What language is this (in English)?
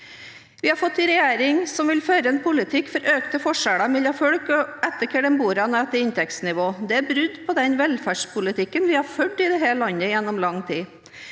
Norwegian